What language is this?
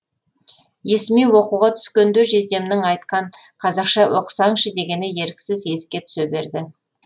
Kazakh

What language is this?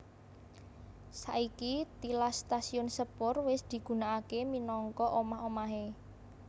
Javanese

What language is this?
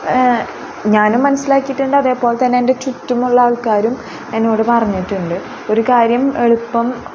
Malayalam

